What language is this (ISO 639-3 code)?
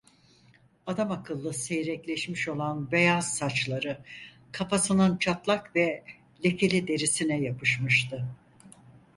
tur